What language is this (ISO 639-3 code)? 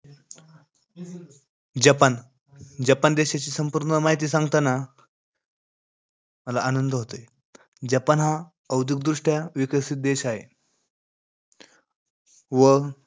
mar